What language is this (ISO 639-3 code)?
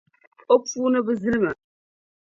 dag